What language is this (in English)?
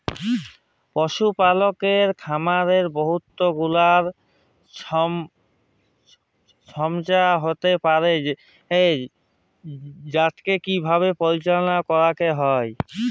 Bangla